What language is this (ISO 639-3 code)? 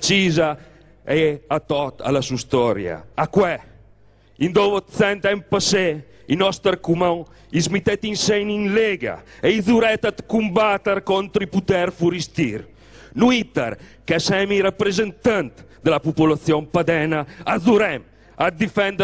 ita